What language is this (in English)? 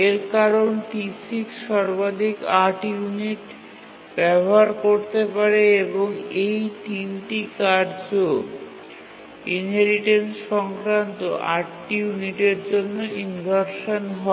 Bangla